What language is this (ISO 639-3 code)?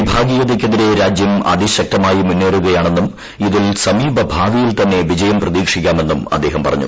mal